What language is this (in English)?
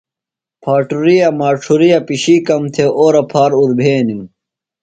Phalura